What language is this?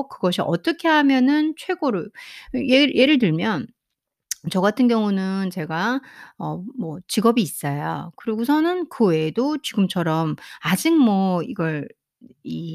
Korean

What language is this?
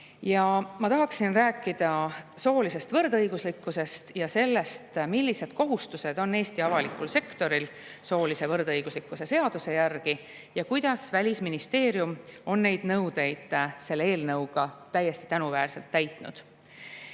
Estonian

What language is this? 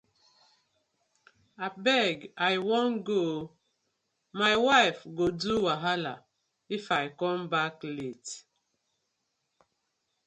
Nigerian Pidgin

